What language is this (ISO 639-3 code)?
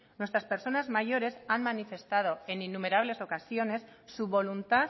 spa